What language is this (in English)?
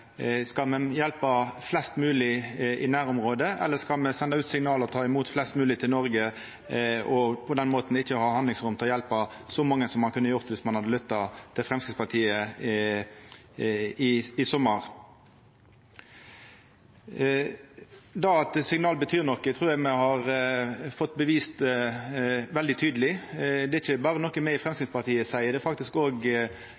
Norwegian Nynorsk